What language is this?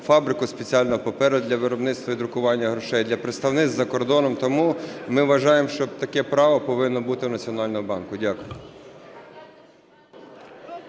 Ukrainian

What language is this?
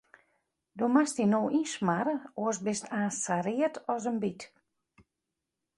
Western Frisian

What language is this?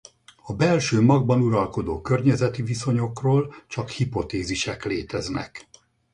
Hungarian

